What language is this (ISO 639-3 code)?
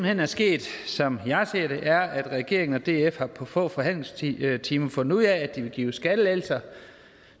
dan